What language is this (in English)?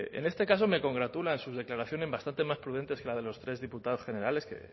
Spanish